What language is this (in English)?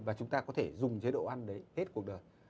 Vietnamese